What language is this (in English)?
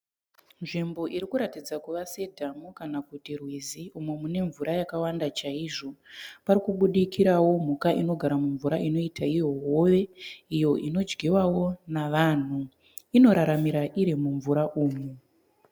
Shona